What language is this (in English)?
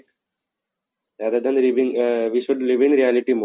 Odia